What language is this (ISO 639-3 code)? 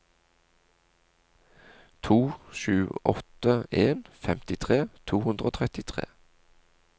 nor